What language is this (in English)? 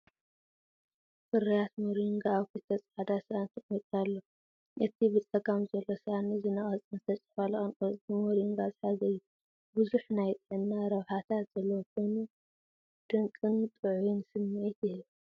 Tigrinya